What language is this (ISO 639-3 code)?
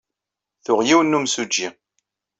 kab